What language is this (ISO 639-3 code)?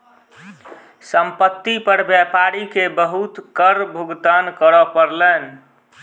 mai